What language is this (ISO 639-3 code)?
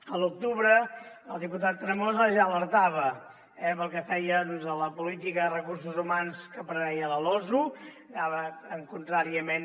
cat